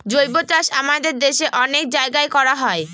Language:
Bangla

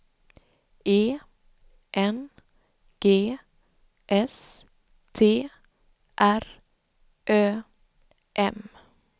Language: Swedish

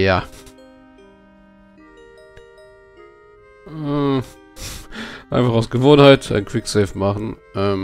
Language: German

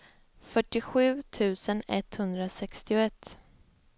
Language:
Swedish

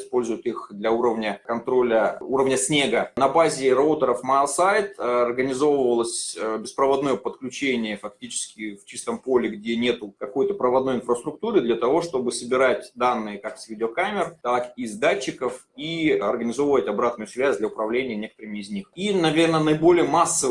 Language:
Russian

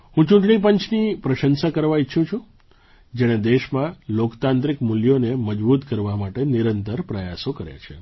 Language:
Gujarati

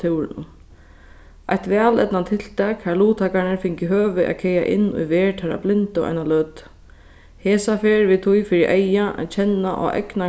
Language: Faroese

